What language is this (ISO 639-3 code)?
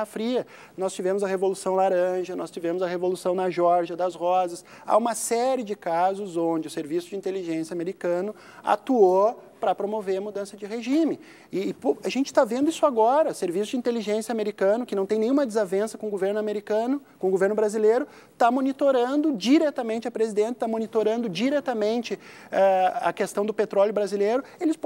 por